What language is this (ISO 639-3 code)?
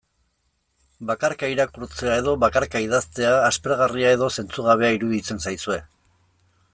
eus